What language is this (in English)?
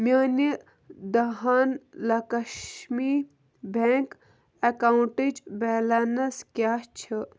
Kashmiri